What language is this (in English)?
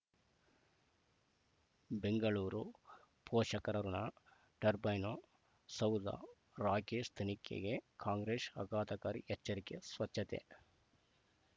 Kannada